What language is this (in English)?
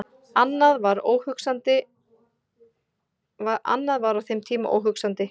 Icelandic